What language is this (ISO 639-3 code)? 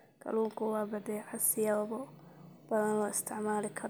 som